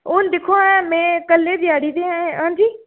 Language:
Dogri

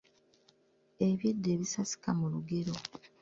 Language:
Ganda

